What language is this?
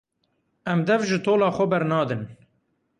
Kurdish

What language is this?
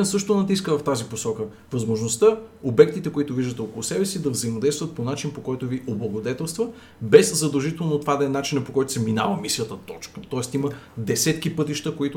Bulgarian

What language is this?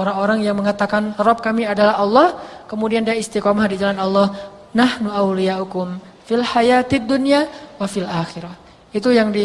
Indonesian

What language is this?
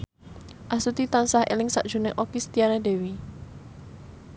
Javanese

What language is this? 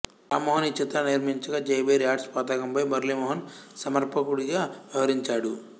Telugu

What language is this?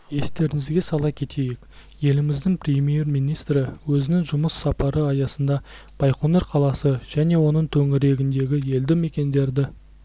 Kazakh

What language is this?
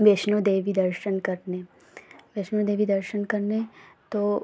Hindi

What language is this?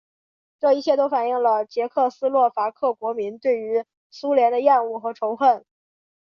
Chinese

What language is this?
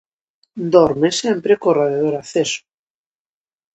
Galician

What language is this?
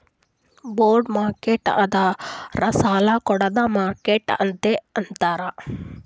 Kannada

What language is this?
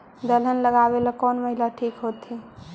Magahi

